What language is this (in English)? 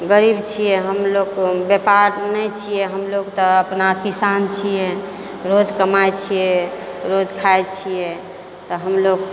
Maithili